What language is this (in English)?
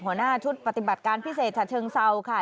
Thai